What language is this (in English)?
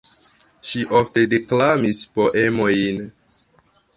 Esperanto